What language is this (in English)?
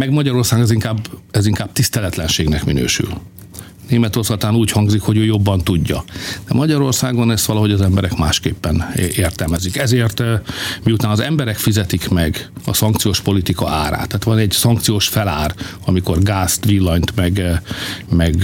Hungarian